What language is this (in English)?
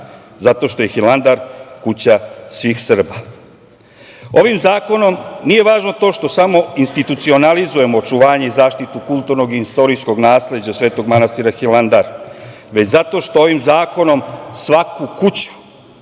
Serbian